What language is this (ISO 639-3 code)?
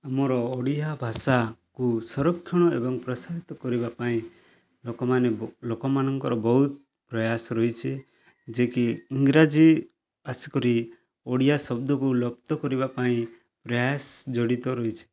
ori